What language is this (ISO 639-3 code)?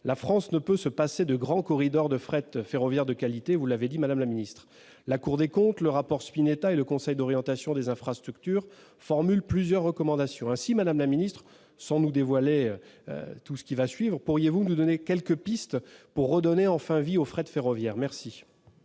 fra